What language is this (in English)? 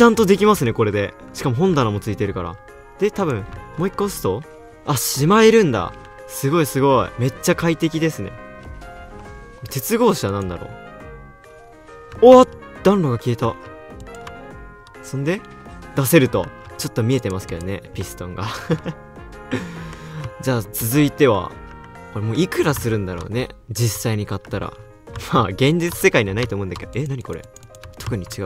Japanese